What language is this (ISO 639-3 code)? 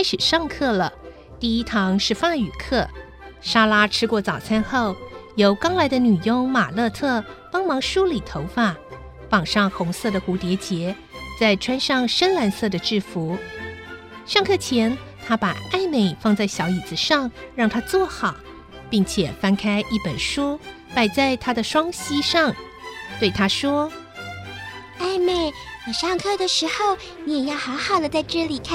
zho